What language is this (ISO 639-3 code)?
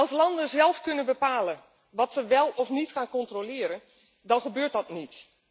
nld